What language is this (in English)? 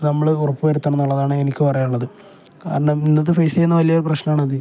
Malayalam